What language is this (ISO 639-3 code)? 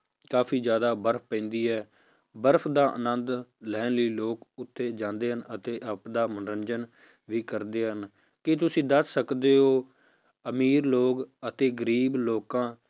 pan